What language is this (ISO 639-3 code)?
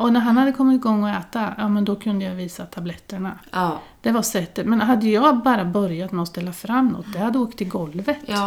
swe